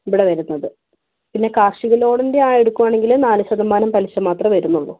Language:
Malayalam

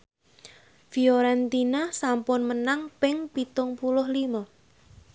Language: Javanese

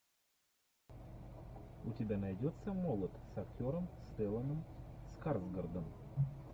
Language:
Russian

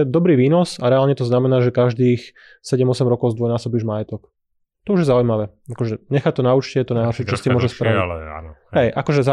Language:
Slovak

